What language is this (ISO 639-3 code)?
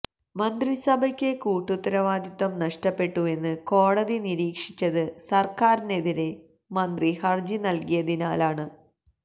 mal